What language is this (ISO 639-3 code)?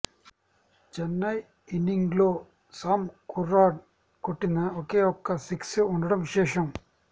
tel